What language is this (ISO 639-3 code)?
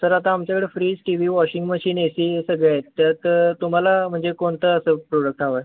mar